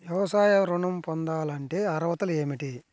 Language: Telugu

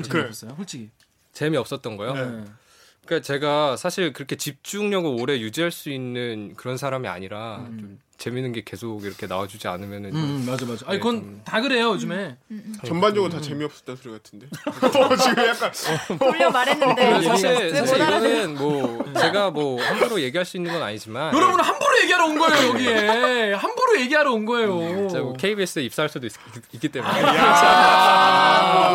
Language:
Korean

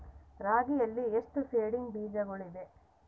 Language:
Kannada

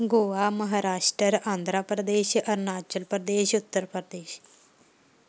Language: Punjabi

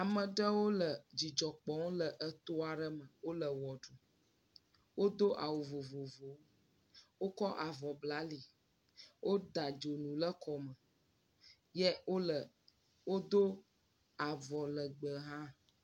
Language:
Ewe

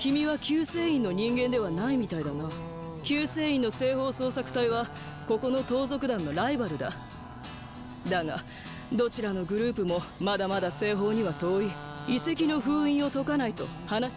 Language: Japanese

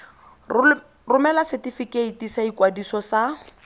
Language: Tswana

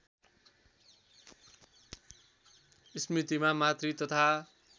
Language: Nepali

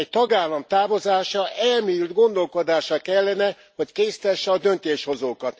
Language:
Hungarian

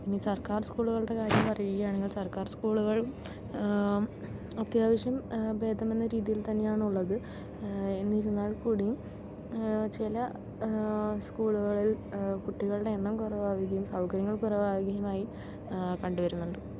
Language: Malayalam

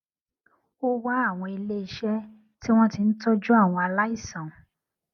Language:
Yoruba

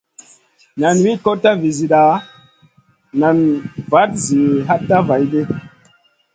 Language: Masana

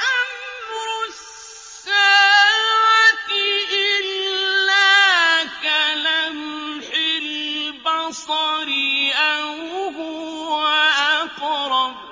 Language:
Arabic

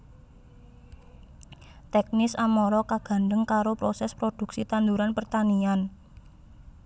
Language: Javanese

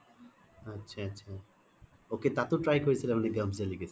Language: Assamese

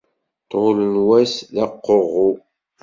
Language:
Kabyle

